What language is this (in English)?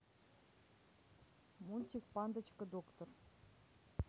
Russian